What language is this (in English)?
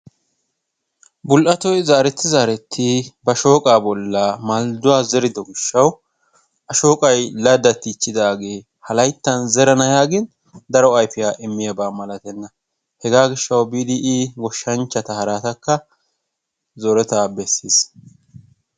Wolaytta